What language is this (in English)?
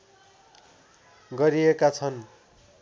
Nepali